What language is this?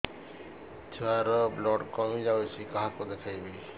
Odia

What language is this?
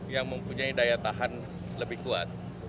Indonesian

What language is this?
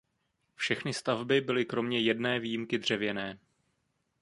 Czech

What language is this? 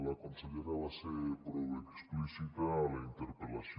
Catalan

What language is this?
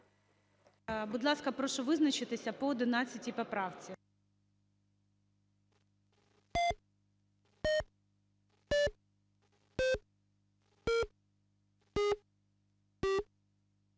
Ukrainian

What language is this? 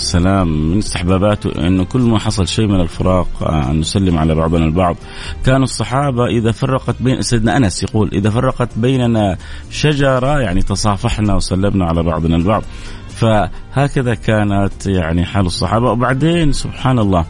Arabic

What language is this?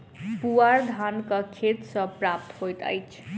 Maithili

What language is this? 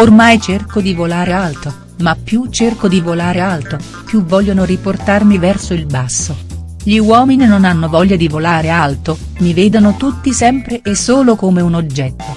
Italian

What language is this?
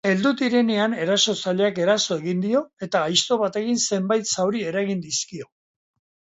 Basque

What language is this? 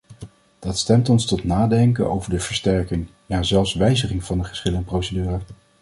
Dutch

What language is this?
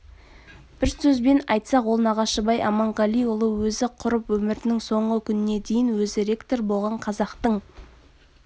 Kazakh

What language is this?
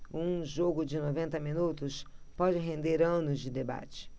Portuguese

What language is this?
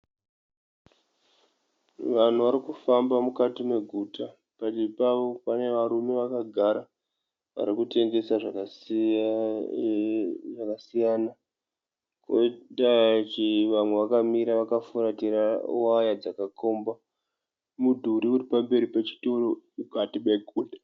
Shona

